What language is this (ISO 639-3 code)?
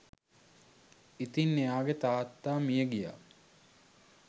sin